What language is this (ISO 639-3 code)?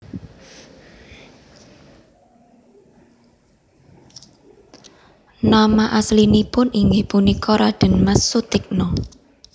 jav